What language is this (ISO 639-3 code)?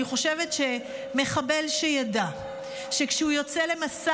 heb